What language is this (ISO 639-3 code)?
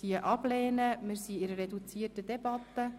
gsw